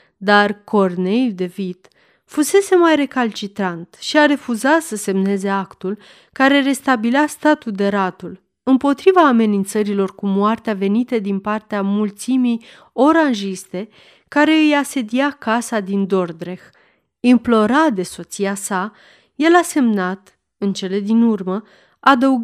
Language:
Romanian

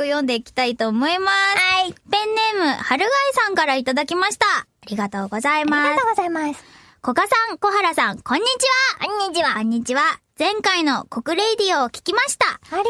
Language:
Japanese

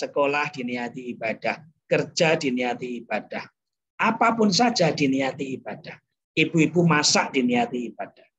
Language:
Indonesian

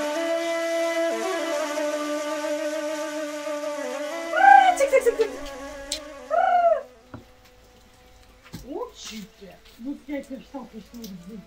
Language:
Romanian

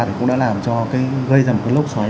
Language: Vietnamese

